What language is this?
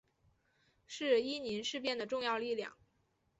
Chinese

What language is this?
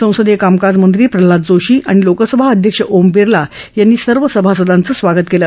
Marathi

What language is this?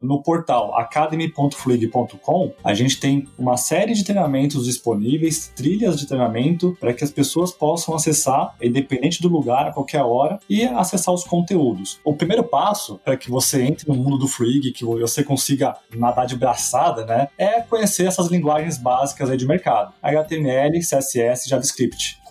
Portuguese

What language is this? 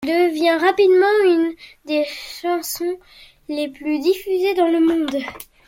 French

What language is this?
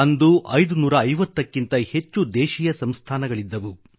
Kannada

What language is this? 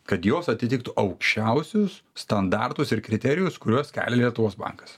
Lithuanian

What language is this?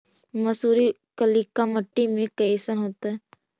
Magahi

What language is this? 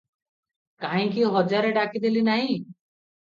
Odia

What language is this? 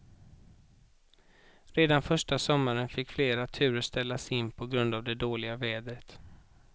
Swedish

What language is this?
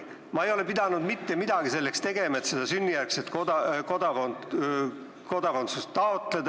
Estonian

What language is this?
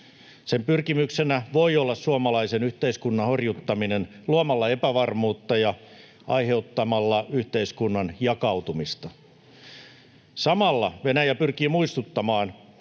Finnish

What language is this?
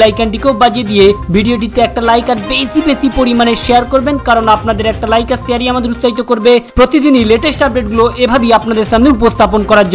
Hindi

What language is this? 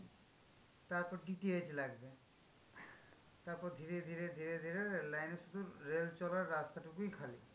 Bangla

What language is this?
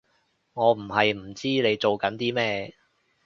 Cantonese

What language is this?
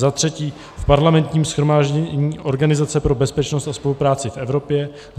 Czech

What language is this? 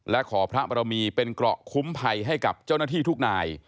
Thai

